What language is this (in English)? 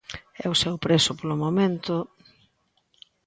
Galician